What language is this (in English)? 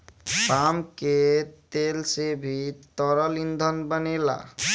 Bhojpuri